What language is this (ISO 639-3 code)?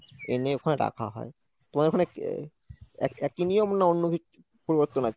ben